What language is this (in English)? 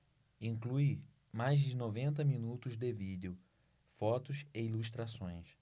Portuguese